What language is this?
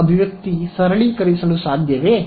Kannada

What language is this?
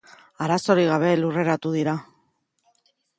Basque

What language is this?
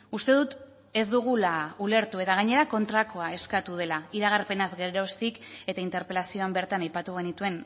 Basque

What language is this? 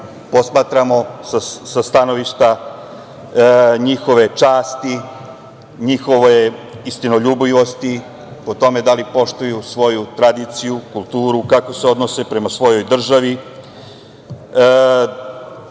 Serbian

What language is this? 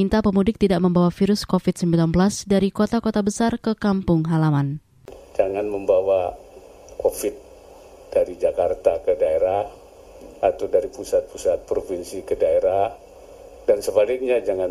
Indonesian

